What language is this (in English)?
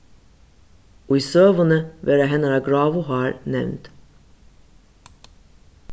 Faroese